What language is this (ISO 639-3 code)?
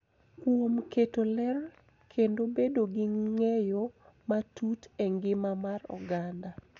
luo